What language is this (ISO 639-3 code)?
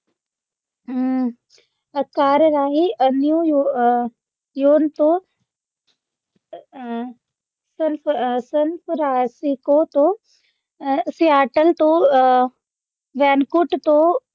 pan